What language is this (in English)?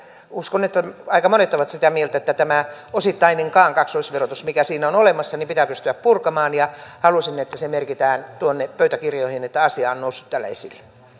Finnish